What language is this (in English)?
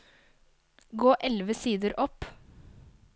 Norwegian